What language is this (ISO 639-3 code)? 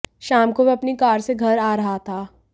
hin